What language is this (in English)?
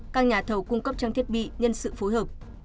Vietnamese